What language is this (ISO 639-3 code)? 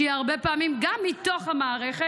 heb